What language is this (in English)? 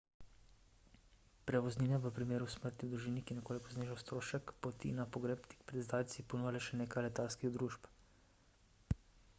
Slovenian